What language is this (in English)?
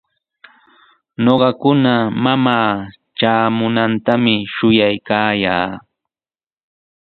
Sihuas Ancash Quechua